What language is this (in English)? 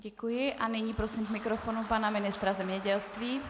Czech